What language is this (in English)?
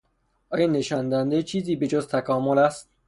Persian